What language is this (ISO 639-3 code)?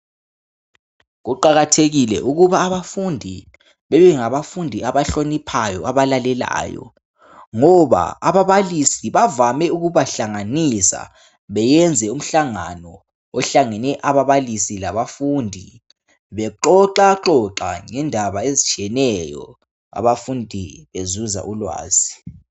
nde